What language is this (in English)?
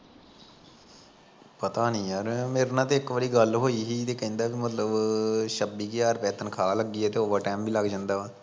Punjabi